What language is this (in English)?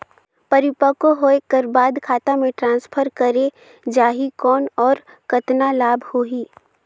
Chhattisgarhi